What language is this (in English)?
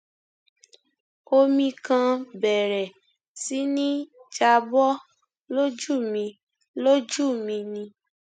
Yoruba